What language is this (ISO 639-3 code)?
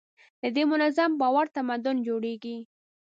pus